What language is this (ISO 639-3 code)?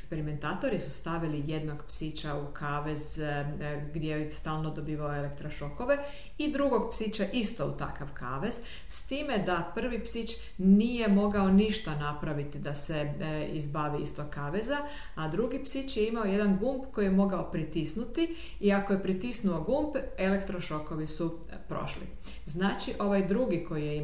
hrv